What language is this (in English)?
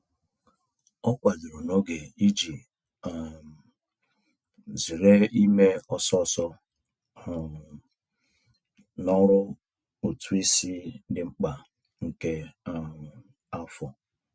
Igbo